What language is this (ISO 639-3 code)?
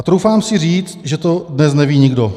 ces